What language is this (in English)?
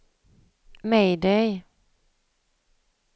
Swedish